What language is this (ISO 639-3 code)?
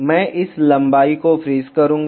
hin